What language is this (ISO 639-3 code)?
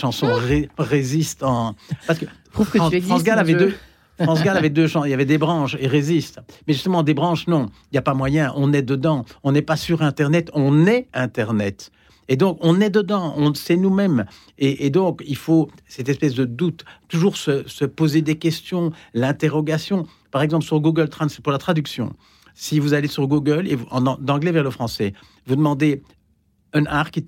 fra